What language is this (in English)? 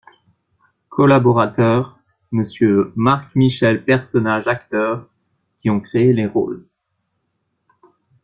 French